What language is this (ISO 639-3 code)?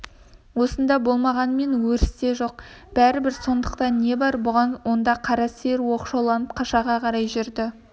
kaz